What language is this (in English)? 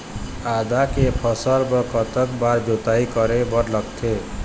Chhattisgarhi